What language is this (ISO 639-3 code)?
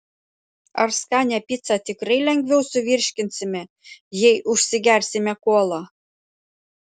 lit